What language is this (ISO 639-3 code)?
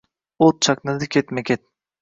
uzb